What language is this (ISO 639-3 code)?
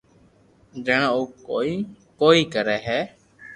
lrk